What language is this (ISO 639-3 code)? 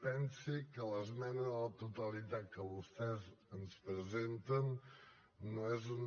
cat